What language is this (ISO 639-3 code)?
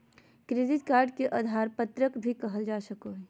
mag